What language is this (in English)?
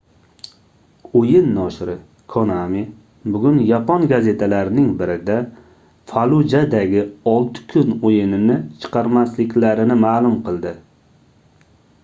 Uzbek